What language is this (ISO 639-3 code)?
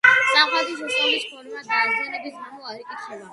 kat